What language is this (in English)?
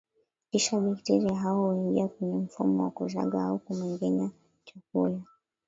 Swahili